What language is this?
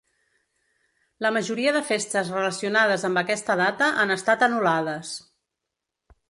Catalan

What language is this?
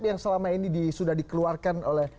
Indonesian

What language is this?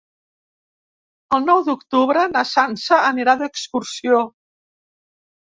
Catalan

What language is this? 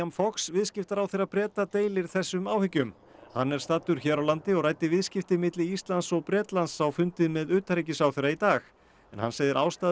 Icelandic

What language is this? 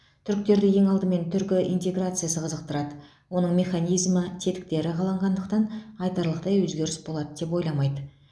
Kazakh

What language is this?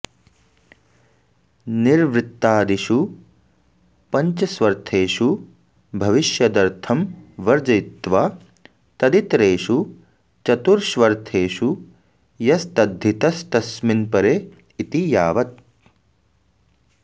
Sanskrit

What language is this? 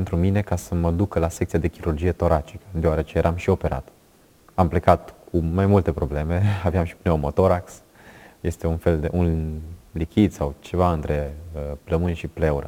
Romanian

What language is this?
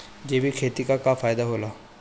Bhojpuri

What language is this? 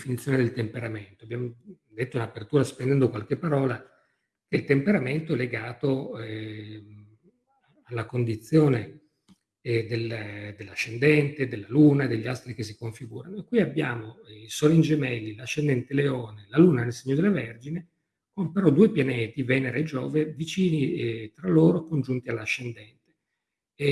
Italian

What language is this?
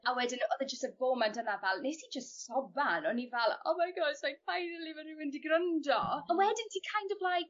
Welsh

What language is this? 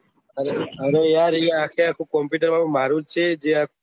Gujarati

